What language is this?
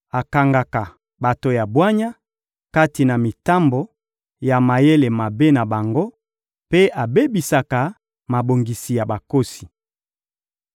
Lingala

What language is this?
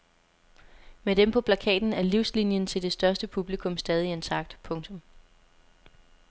Danish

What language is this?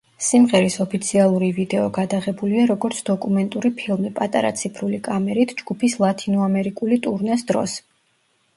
Georgian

